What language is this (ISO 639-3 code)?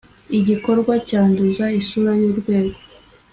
kin